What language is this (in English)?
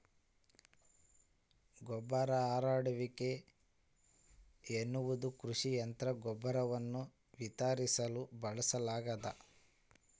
Kannada